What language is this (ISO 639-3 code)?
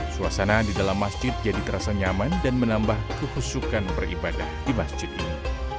ind